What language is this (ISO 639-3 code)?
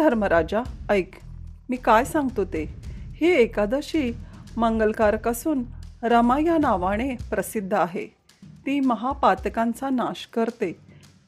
mar